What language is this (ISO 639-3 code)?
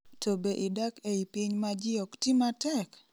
luo